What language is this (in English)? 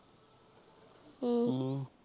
Punjabi